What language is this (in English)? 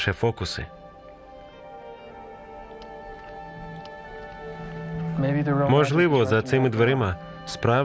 Ukrainian